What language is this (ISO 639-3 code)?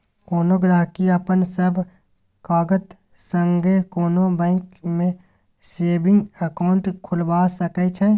mai